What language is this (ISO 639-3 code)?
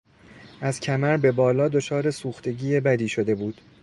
fas